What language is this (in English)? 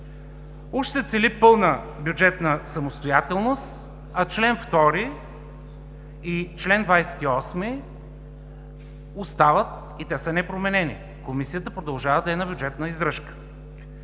Bulgarian